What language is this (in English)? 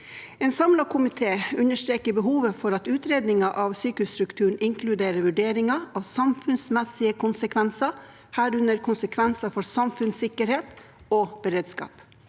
Norwegian